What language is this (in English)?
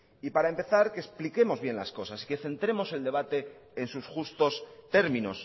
Spanish